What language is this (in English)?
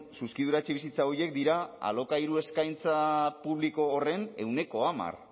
Basque